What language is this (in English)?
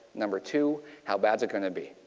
English